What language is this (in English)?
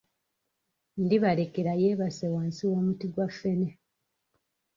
Ganda